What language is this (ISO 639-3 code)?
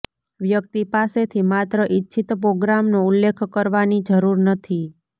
guj